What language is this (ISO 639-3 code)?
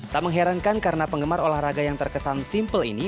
ind